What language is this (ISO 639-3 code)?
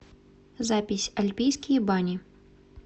rus